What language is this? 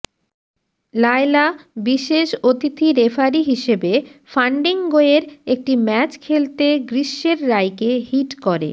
Bangla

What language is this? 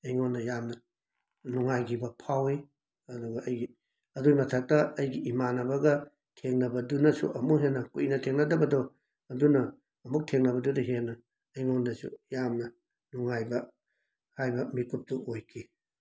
Manipuri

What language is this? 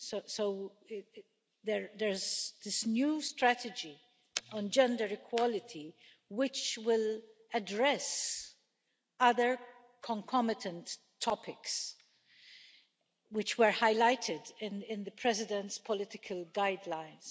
English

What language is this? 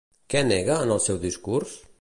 Catalan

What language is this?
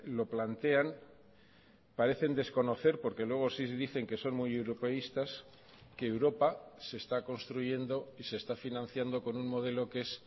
Spanish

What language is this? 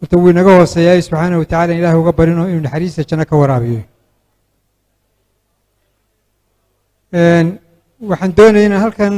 Arabic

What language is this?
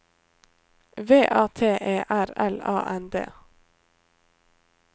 Norwegian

